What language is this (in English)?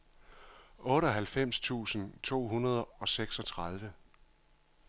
Danish